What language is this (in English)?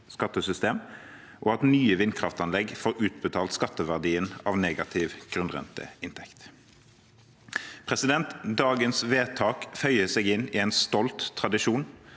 Norwegian